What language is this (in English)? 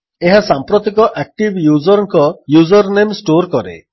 Odia